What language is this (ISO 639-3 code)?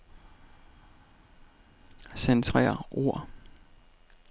dan